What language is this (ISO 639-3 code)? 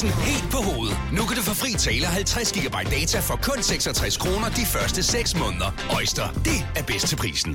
dan